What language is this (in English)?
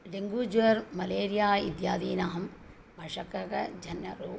Sanskrit